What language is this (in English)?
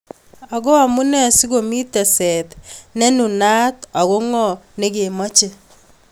Kalenjin